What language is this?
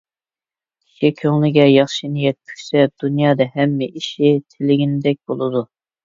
Uyghur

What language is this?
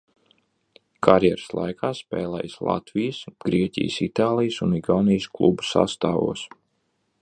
Latvian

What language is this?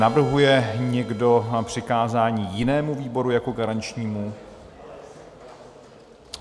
Czech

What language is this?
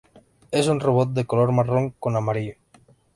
Spanish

